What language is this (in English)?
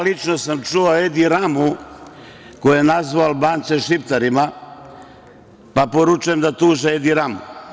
Serbian